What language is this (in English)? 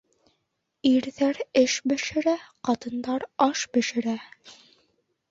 Bashkir